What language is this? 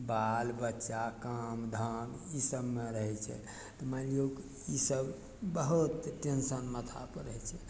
Maithili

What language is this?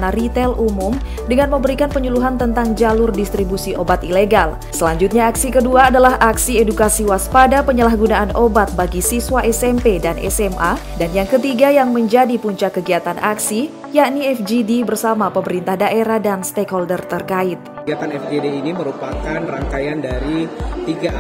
Indonesian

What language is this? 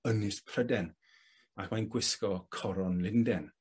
Welsh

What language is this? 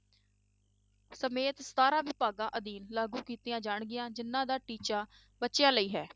Punjabi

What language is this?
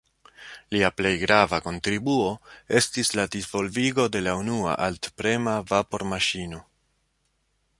Esperanto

